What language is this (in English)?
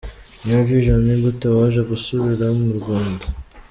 Kinyarwanda